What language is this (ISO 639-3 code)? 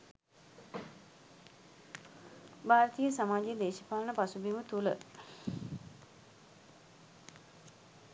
sin